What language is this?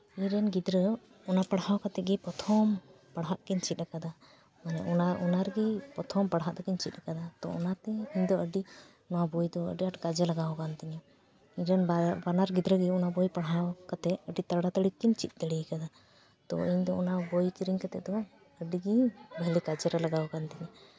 Santali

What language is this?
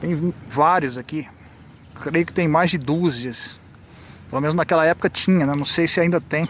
Portuguese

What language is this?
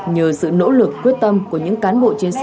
Vietnamese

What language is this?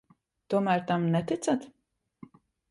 Latvian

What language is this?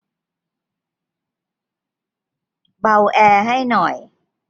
Thai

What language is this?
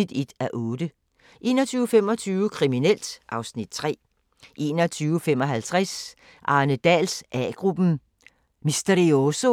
Danish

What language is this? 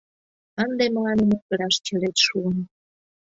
Mari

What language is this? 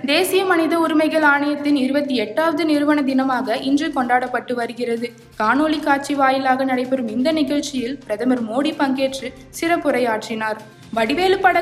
Tamil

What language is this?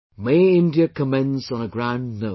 English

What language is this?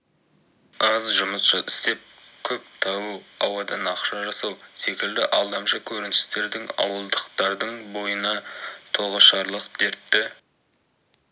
Kazakh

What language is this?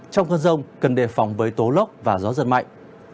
Vietnamese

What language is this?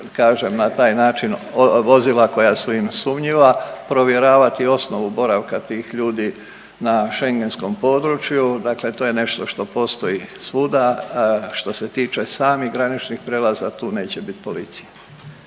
Croatian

